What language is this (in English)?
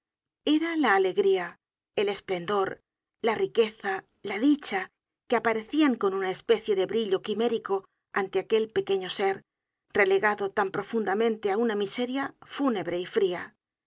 Spanish